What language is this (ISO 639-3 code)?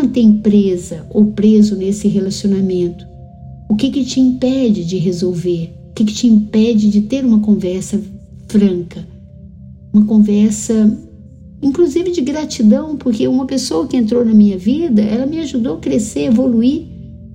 por